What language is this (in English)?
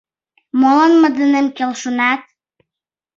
Mari